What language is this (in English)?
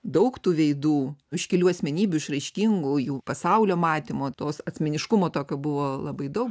Lithuanian